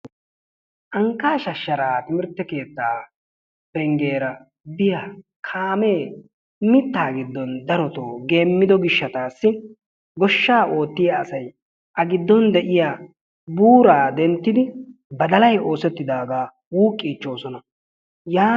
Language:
Wolaytta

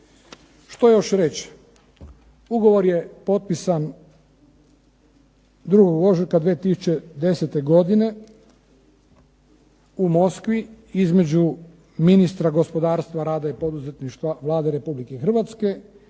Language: Croatian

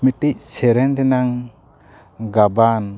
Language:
Santali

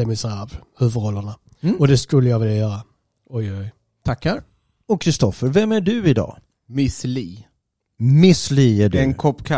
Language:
Swedish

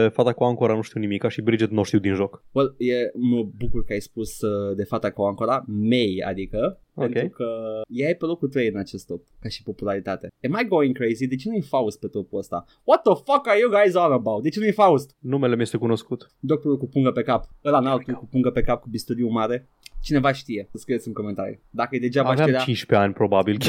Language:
Romanian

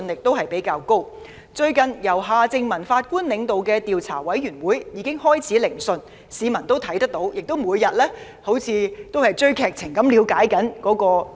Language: Cantonese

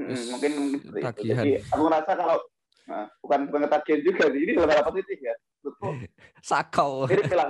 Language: Indonesian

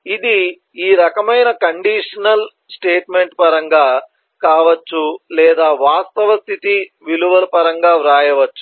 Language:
Telugu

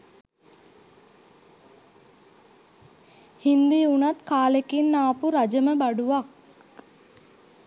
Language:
Sinhala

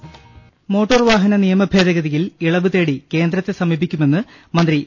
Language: Malayalam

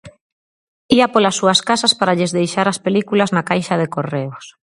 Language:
Galician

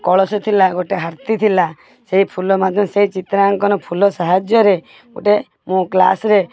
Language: Odia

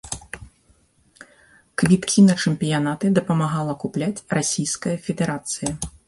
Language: Belarusian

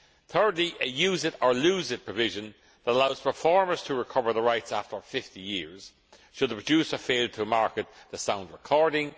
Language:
English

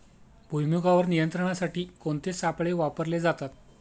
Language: Marathi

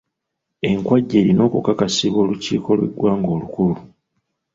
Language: Ganda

